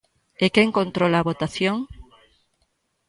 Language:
Galician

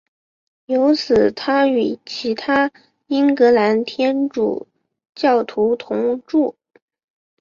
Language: Chinese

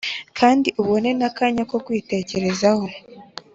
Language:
Kinyarwanda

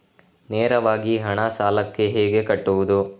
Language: Kannada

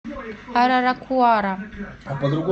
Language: Russian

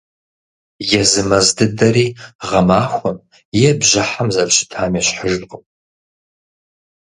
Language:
Kabardian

